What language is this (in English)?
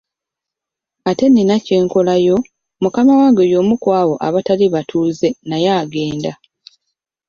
Ganda